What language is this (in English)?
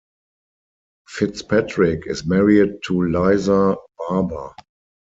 English